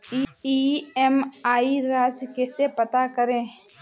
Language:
Hindi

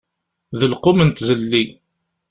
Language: Kabyle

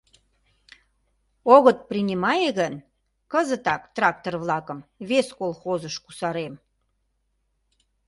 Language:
Mari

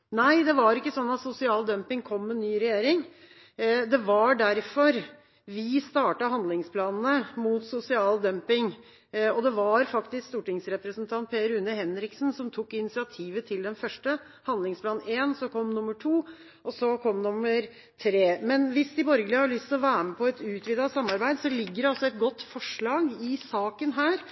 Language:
Norwegian Bokmål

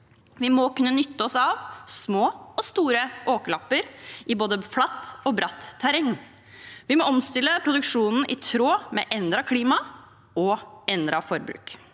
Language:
Norwegian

